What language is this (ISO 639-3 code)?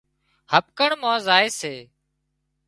kxp